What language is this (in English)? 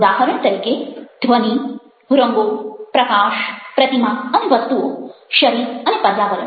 Gujarati